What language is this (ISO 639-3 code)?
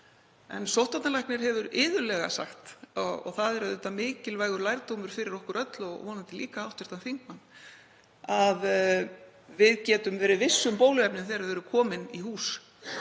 isl